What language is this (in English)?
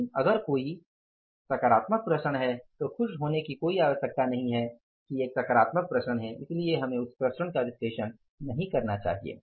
Hindi